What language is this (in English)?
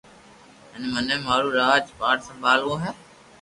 Loarki